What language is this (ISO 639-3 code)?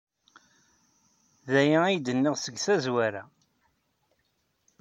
kab